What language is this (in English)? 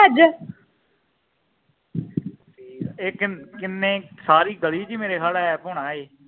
Punjabi